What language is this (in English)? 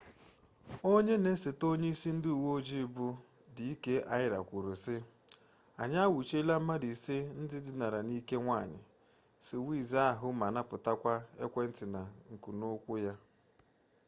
Igbo